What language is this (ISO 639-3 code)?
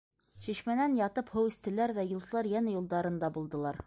bak